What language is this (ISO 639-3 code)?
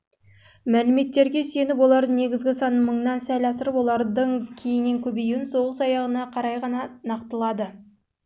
kaz